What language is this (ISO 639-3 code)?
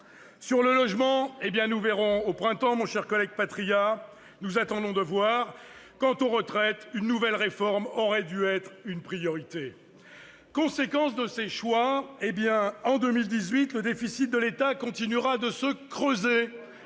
fra